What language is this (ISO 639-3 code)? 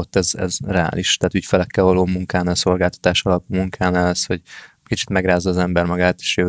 hun